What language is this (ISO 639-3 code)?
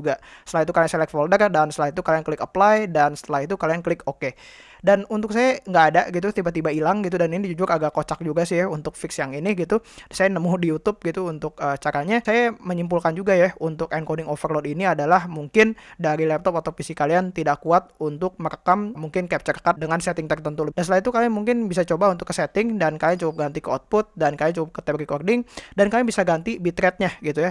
ind